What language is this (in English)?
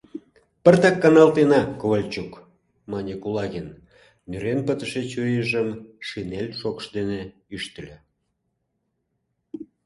Mari